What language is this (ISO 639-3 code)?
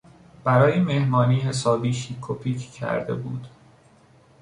fas